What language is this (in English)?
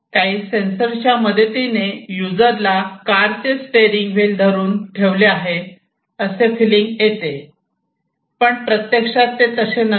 Marathi